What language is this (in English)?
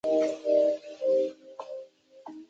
Chinese